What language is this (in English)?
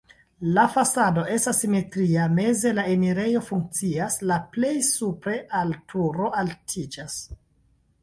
Esperanto